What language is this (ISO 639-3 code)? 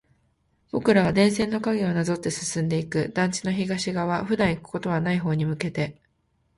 jpn